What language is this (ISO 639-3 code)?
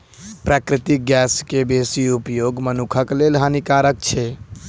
mai